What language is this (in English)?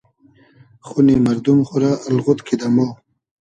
Hazaragi